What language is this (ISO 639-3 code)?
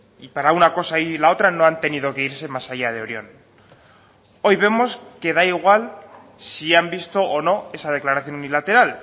spa